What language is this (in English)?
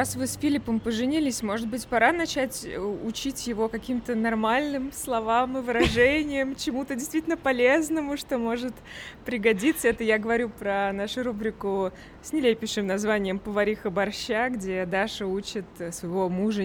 Russian